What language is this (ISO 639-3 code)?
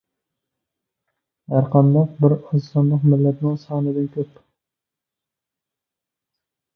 uig